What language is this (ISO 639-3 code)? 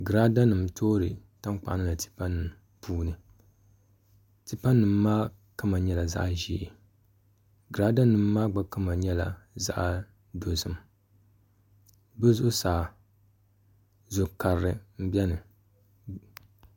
dag